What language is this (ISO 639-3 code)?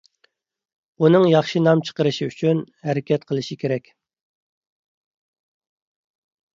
uig